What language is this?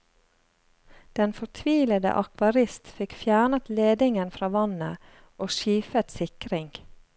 Norwegian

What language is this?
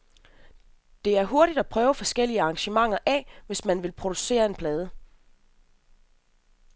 Danish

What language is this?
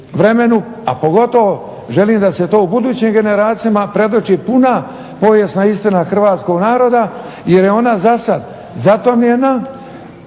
Croatian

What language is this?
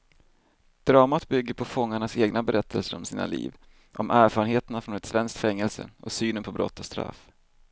Swedish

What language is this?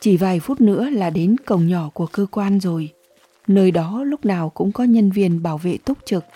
Vietnamese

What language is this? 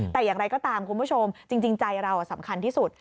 Thai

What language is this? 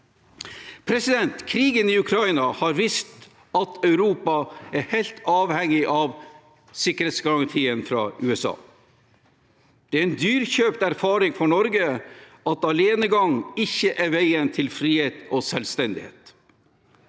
Norwegian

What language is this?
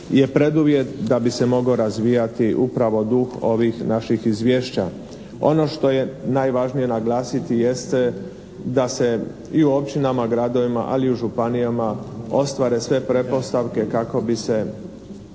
Croatian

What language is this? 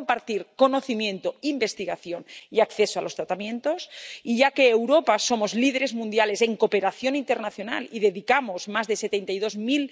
Spanish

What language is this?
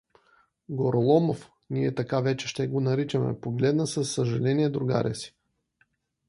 Bulgarian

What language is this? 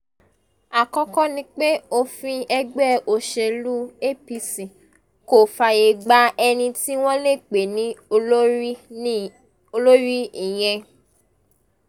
Yoruba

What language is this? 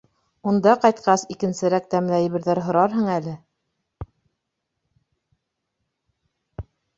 Bashkir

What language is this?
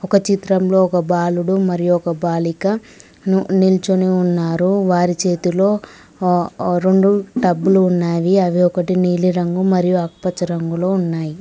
Telugu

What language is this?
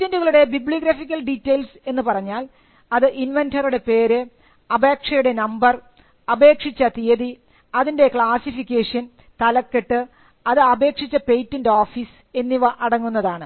Malayalam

